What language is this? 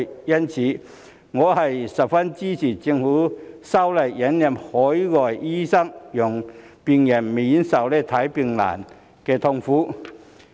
Cantonese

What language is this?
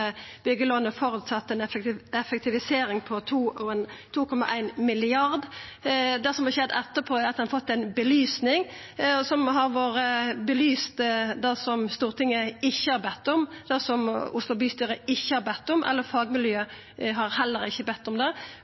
Norwegian Nynorsk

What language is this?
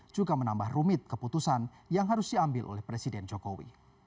Indonesian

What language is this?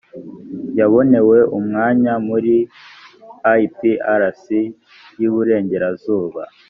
Kinyarwanda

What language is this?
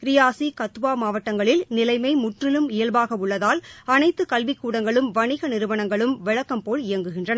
Tamil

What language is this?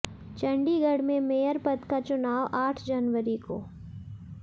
Hindi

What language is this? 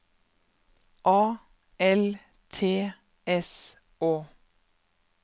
Norwegian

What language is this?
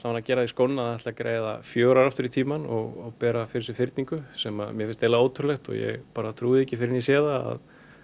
Icelandic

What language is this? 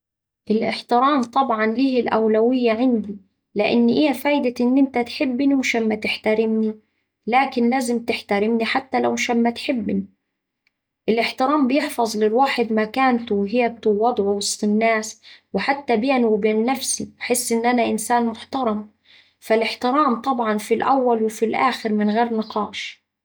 Saidi Arabic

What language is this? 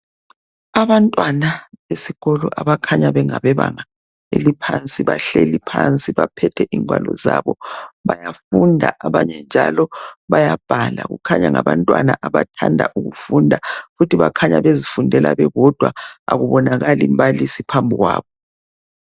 North Ndebele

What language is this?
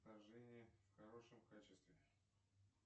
Russian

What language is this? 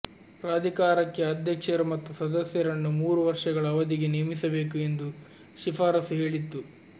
Kannada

